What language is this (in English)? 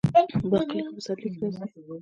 Pashto